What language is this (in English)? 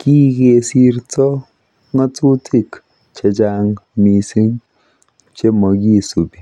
Kalenjin